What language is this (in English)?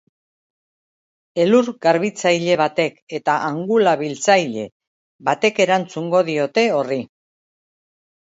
Basque